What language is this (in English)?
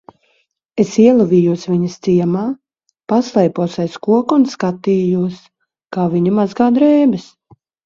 Latvian